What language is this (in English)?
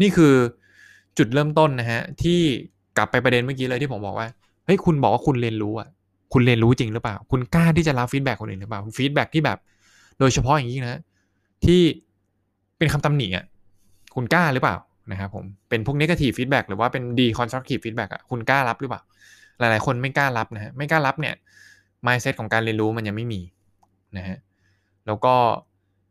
Thai